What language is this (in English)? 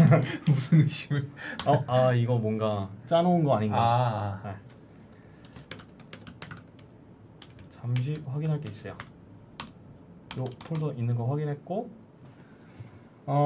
Korean